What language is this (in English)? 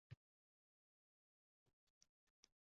Uzbek